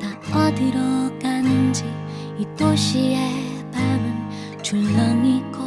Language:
Korean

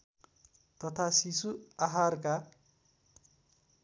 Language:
Nepali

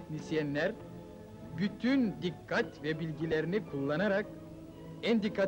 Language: Turkish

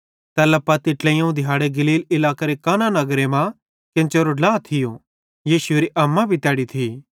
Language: Bhadrawahi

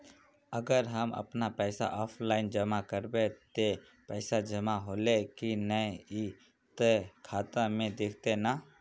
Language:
Magahi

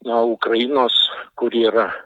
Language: Lithuanian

